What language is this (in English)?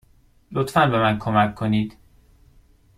Persian